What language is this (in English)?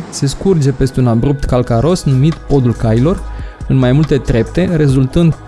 Romanian